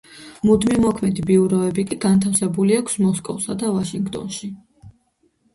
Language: Georgian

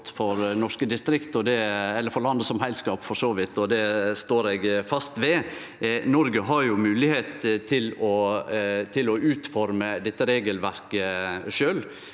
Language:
Norwegian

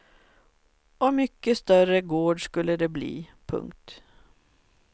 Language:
Swedish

